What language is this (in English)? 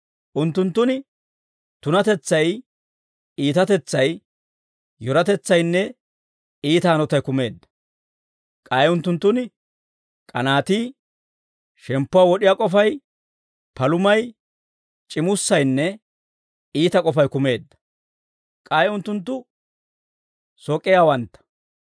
Dawro